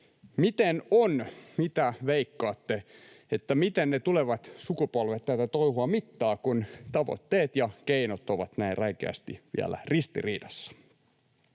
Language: Finnish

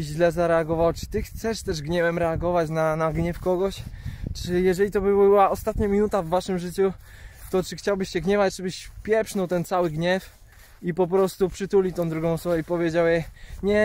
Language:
Polish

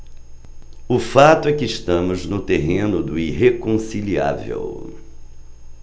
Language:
Portuguese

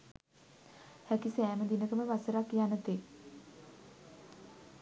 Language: Sinhala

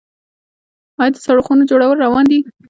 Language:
Pashto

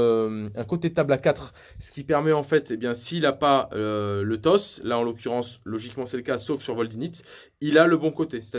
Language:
French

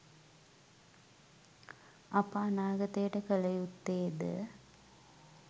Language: Sinhala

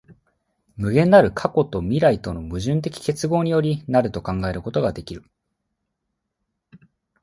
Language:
Japanese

